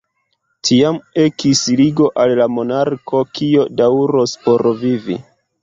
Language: Esperanto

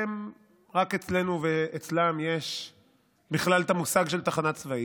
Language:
Hebrew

